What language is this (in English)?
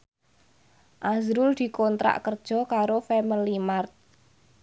Javanese